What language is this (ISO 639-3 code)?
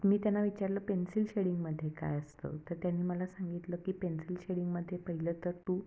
mar